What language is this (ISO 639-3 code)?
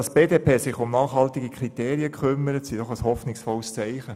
gsw